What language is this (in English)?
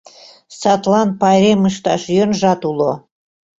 Mari